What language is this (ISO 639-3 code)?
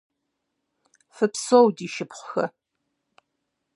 kbd